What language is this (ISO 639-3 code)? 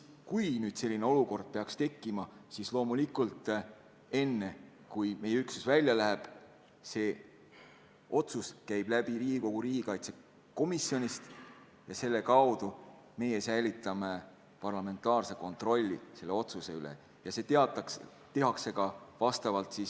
est